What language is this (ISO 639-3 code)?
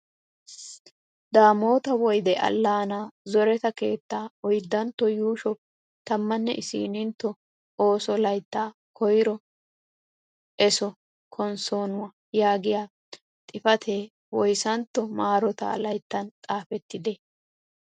wal